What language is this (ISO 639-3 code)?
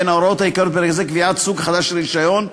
heb